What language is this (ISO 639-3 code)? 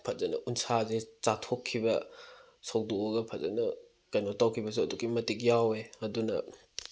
mni